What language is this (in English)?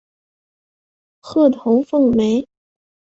Chinese